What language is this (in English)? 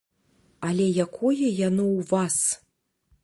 Belarusian